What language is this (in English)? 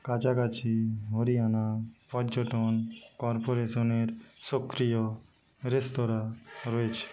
Bangla